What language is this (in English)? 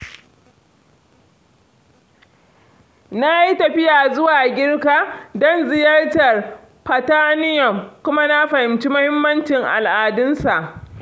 Hausa